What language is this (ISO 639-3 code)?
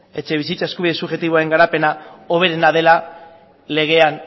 eus